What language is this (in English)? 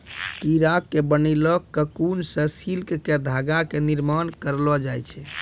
Maithili